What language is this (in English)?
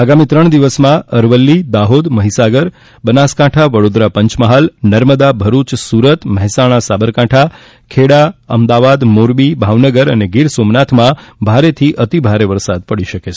Gujarati